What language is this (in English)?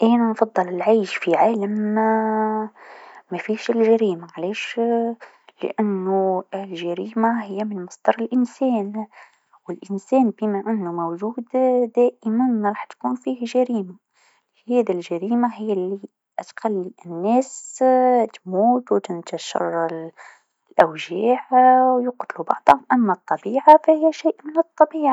Tunisian Arabic